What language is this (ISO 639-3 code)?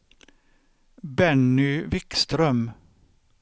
swe